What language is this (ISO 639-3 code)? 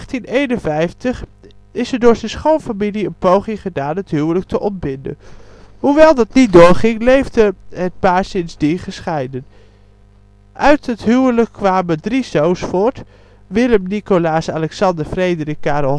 nld